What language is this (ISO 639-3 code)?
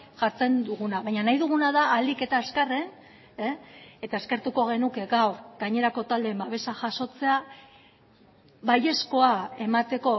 eus